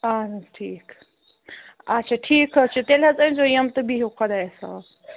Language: Kashmiri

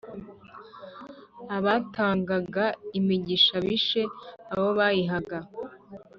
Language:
Kinyarwanda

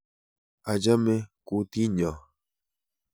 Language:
Kalenjin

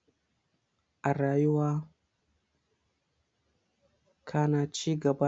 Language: Hausa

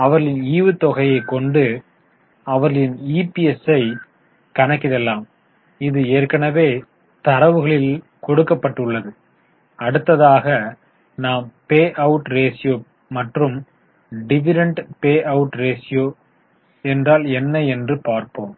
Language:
Tamil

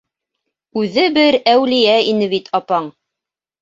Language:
Bashkir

